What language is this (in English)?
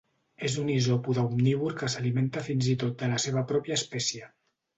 Catalan